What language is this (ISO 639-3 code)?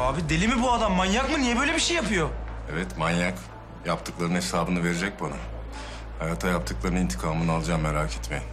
tur